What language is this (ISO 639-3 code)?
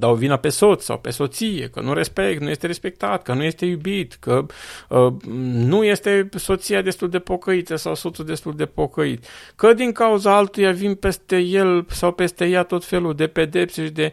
ron